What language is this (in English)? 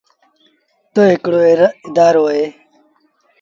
Sindhi Bhil